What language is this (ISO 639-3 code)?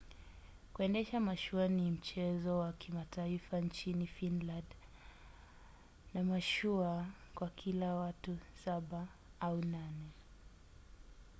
swa